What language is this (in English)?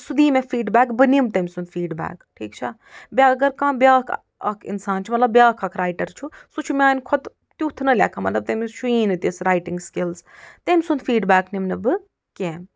Kashmiri